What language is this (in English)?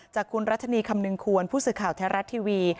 Thai